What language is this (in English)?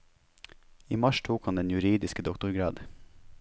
Norwegian